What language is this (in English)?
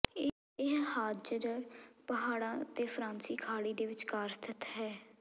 Punjabi